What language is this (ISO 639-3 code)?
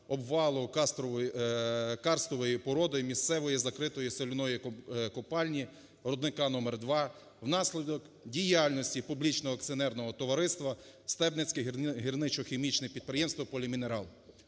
ukr